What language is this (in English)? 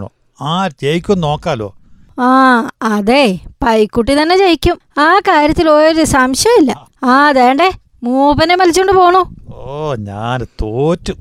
Malayalam